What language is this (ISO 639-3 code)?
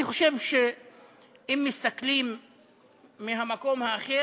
heb